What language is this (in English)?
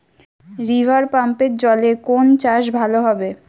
Bangla